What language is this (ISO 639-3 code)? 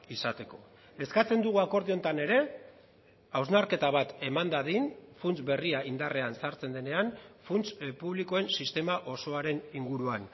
eus